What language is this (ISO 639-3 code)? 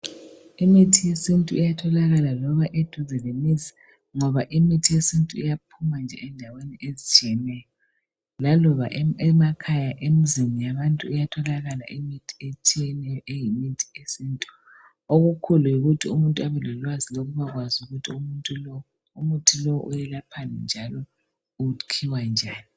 nde